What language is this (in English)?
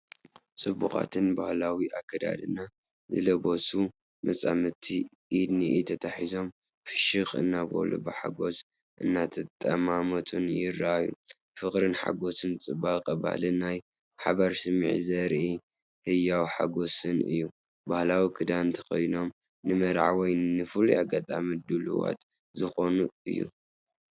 Tigrinya